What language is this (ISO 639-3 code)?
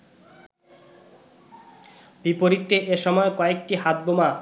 ben